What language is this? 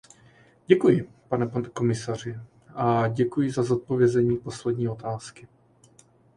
Czech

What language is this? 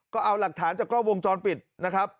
Thai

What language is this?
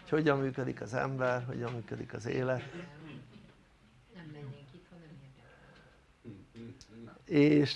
Hungarian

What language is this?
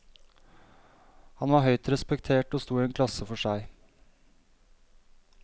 Norwegian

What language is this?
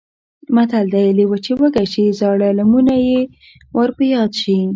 Pashto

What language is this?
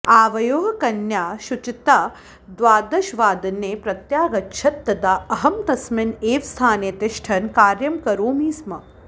Sanskrit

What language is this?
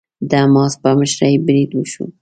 Pashto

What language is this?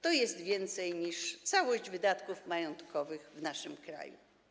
Polish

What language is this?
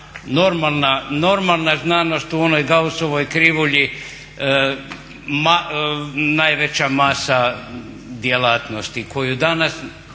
Croatian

